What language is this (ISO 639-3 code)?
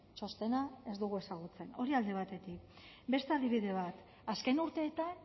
eus